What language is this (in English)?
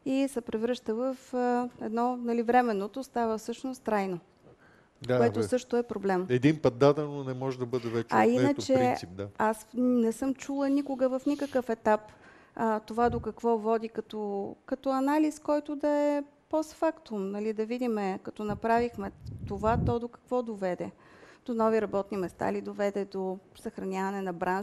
Bulgarian